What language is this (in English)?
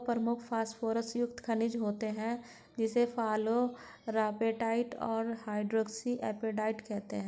Hindi